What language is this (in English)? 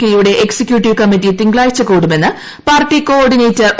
Malayalam